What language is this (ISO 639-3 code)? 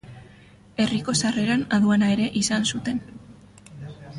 eus